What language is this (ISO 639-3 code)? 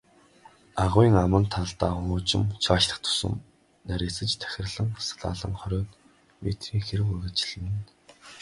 mon